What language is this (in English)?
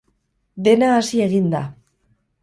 Basque